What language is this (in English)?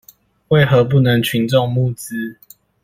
Chinese